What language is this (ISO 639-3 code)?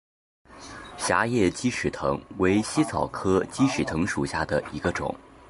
zho